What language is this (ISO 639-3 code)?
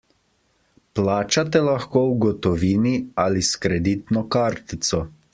slv